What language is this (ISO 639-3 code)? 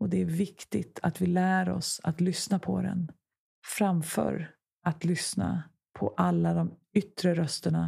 swe